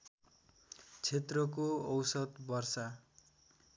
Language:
Nepali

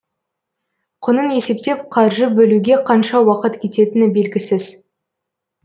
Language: Kazakh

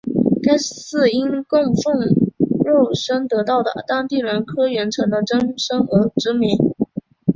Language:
Chinese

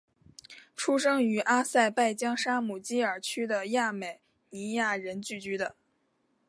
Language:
Chinese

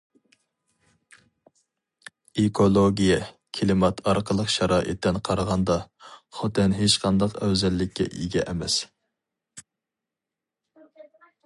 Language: Uyghur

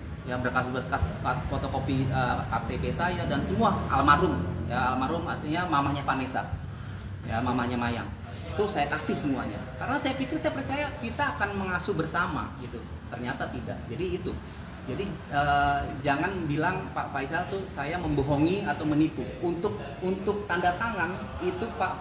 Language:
Indonesian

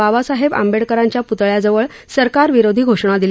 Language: Marathi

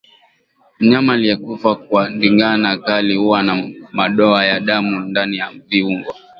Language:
Swahili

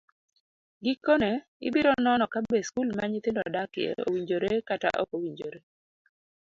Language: Luo (Kenya and Tanzania)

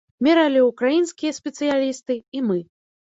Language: Belarusian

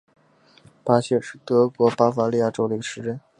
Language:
Chinese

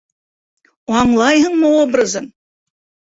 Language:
Bashkir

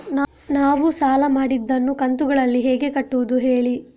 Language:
Kannada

